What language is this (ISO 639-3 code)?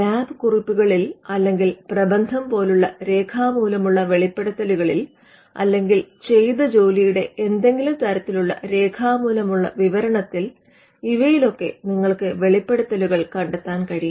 mal